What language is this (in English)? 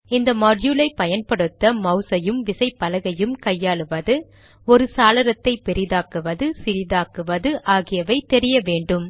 Tamil